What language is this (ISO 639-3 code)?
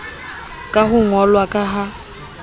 sot